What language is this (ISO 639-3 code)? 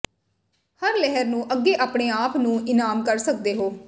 pan